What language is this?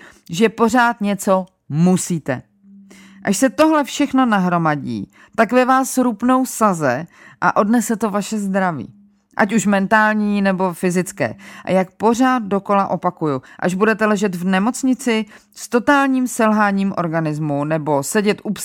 Czech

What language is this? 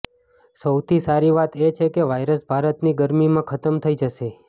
Gujarati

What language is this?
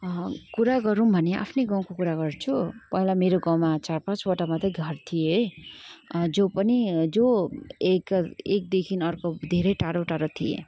Nepali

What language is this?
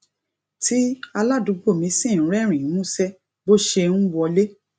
Yoruba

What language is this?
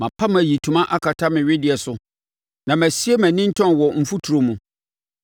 Akan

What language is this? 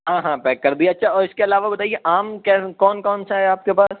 Urdu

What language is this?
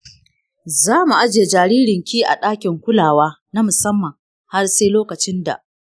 Hausa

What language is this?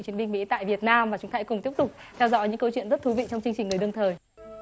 Vietnamese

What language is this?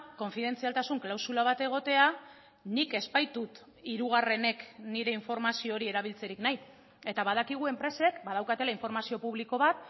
Basque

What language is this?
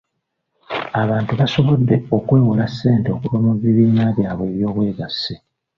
Ganda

